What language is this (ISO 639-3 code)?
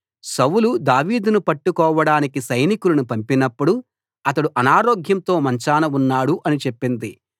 tel